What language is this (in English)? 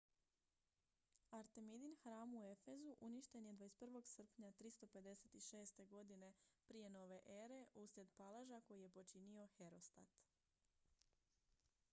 Croatian